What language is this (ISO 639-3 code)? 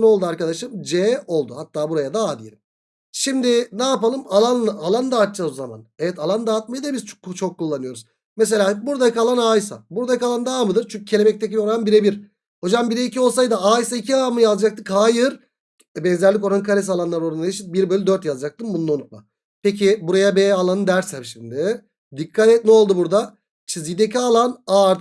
tur